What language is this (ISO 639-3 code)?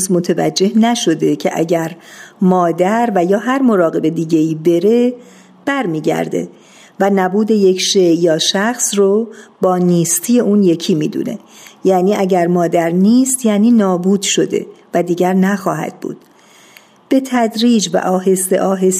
fas